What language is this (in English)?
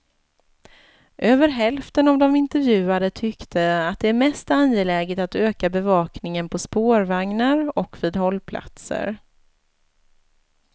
Swedish